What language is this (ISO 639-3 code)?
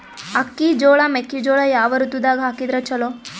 kan